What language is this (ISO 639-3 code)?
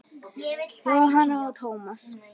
isl